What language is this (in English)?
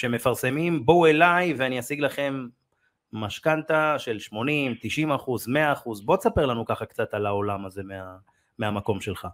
Hebrew